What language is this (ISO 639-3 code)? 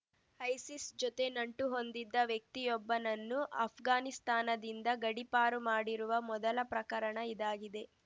kan